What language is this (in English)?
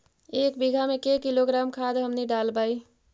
Magahi